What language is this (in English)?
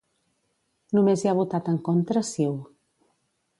Catalan